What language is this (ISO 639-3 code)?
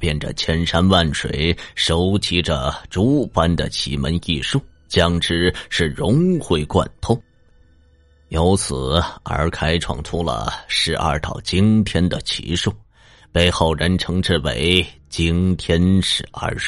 zho